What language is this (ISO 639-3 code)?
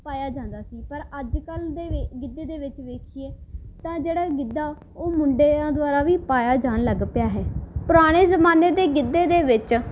pan